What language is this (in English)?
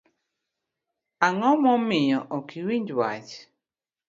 Luo (Kenya and Tanzania)